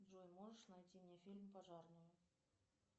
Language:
Russian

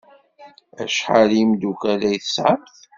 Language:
Kabyle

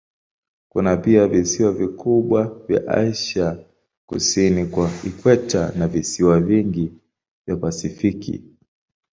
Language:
Swahili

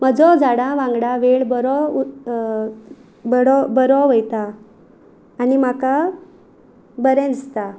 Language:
Konkani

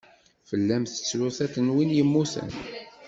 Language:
Kabyle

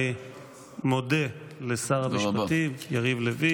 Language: Hebrew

